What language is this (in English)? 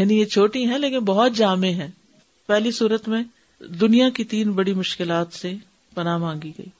Urdu